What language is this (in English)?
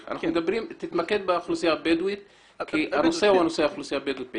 Hebrew